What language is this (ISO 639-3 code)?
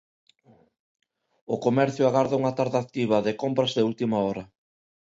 glg